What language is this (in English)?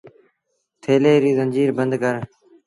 Sindhi Bhil